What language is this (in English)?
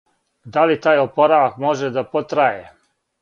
Serbian